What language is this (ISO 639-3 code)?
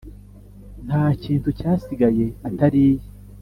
kin